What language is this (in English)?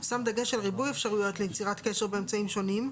Hebrew